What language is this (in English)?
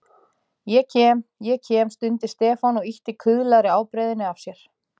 Icelandic